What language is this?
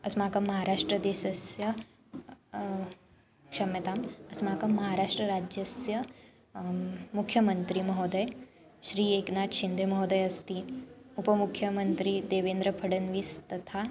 Sanskrit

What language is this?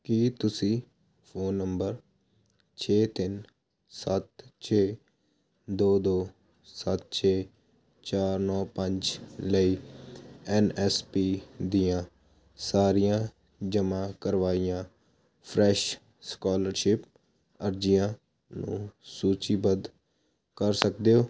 Punjabi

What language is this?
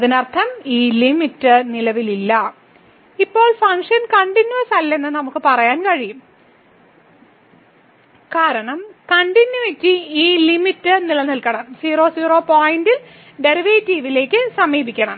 Malayalam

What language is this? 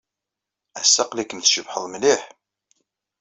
Kabyle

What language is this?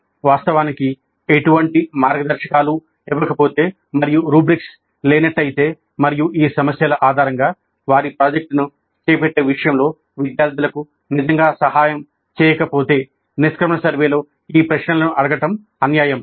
Telugu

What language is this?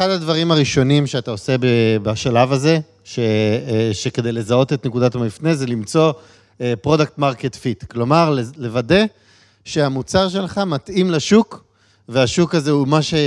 Hebrew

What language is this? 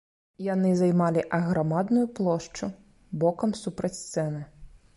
Belarusian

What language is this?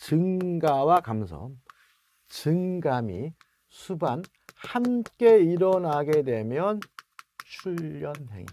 Korean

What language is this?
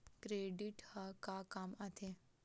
Chhattisgarhi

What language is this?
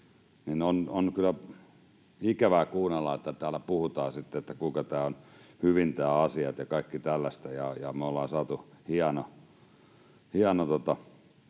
Finnish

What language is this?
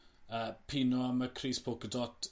Welsh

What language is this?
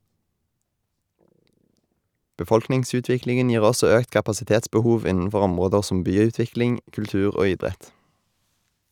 Norwegian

